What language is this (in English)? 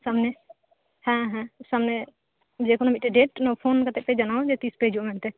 Santali